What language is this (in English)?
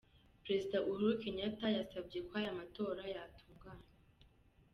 Kinyarwanda